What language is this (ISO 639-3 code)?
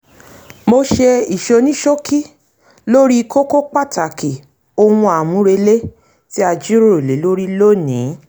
yor